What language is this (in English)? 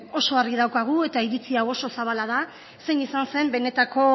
Basque